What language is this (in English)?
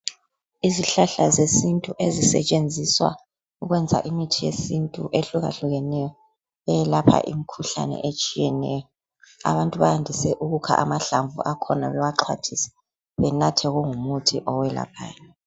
North Ndebele